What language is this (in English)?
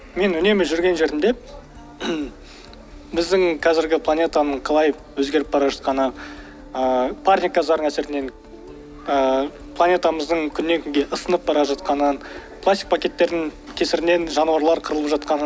Kazakh